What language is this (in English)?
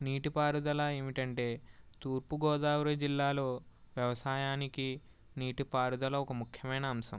Telugu